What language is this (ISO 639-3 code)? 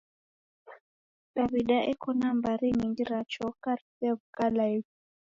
dav